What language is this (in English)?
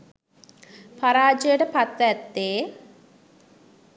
Sinhala